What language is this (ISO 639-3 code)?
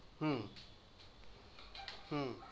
ben